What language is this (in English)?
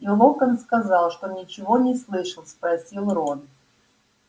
Russian